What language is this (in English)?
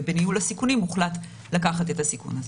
Hebrew